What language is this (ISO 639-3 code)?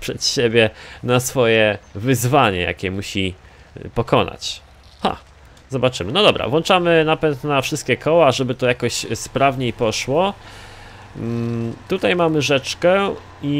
pol